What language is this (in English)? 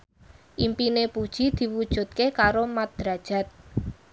Javanese